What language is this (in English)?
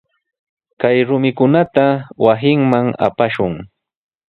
Sihuas Ancash Quechua